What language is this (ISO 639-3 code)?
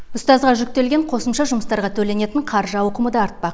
kaz